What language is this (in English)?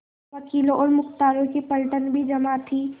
Hindi